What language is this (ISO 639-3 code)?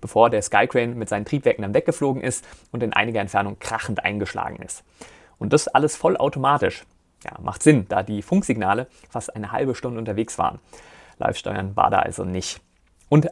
deu